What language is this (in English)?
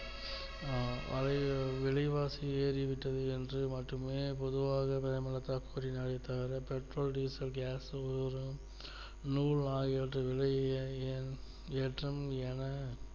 Tamil